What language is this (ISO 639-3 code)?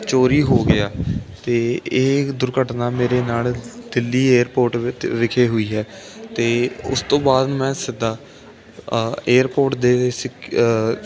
pan